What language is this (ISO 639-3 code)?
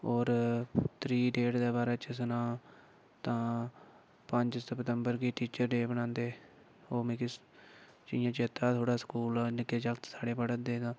doi